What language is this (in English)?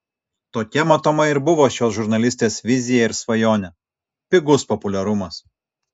Lithuanian